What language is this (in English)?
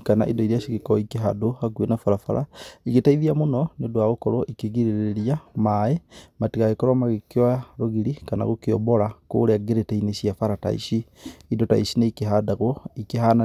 Kikuyu